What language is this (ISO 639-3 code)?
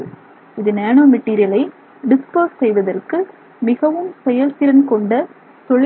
tam